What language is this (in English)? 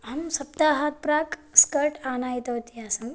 Sanskrit